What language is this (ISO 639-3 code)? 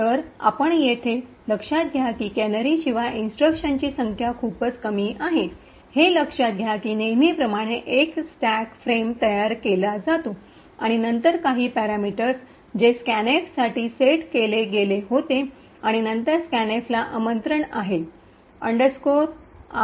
mar